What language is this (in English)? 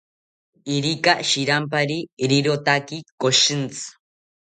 South Ucayali Ashéninka